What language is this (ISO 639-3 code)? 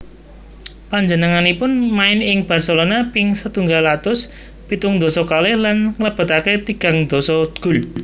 jav